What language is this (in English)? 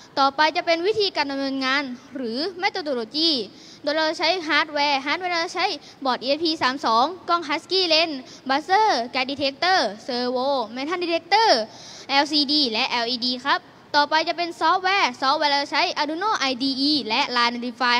Thai